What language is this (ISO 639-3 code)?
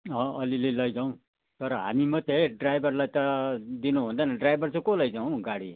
nep